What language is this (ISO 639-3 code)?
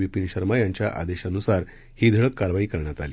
mar